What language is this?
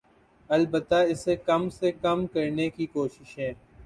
Urdu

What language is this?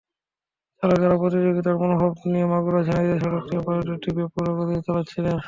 Bangla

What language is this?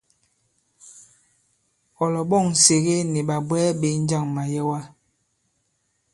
Bankon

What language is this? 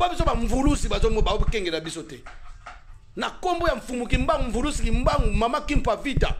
French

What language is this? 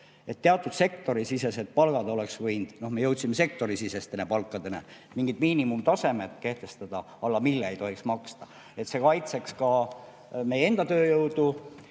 Estonian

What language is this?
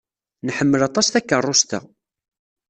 Kabyle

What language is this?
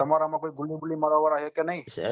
Gujarati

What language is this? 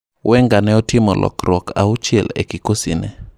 Luo (Kenya and Tanzania)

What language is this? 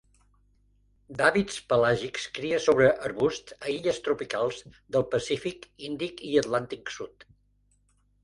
Catalan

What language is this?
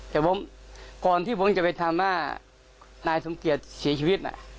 Thai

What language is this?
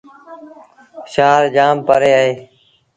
Sindhi Bhil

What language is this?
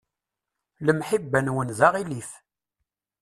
Kabyle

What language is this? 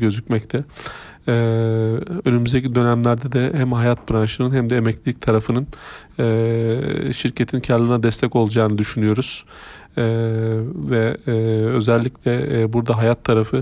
Turkish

